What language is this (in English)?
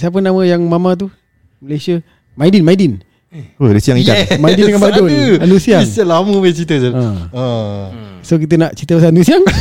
Malay